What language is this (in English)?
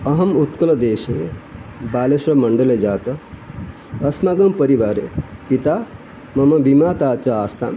Sanskrit